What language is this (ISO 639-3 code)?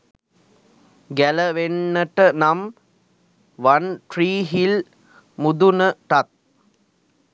sin